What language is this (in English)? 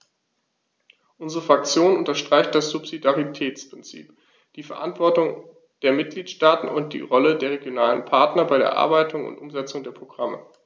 German